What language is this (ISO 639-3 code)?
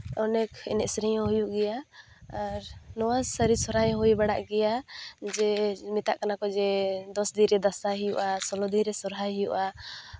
sat